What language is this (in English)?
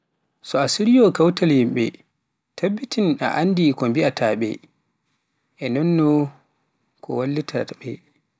Pular